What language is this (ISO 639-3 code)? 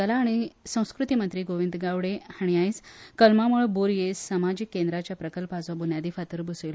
kok